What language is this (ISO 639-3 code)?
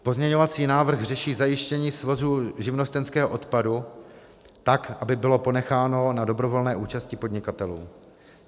ces